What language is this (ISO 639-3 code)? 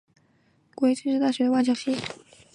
zho